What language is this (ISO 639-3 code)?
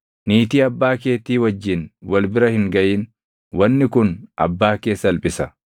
orm